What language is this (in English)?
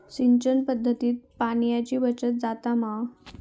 Marathi